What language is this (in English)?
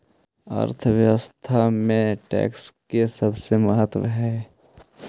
Magahi